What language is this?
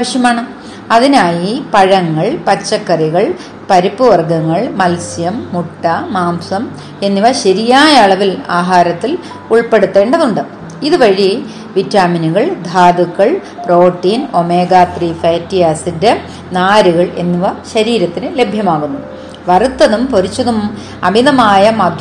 Malayalam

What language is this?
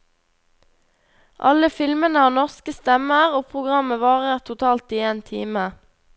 Norwegian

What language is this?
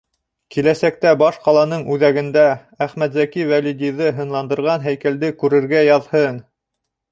Bashkir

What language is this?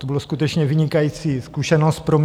Czech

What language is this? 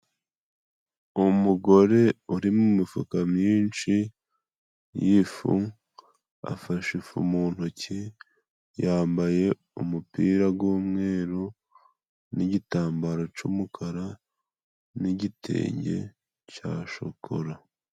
Kinyarwanda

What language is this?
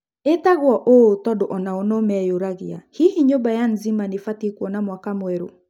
Kikuyu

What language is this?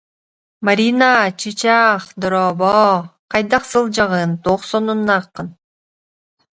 Yakut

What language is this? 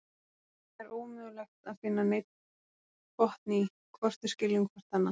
Icelandic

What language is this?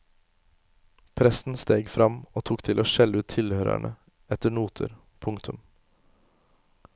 Norwegian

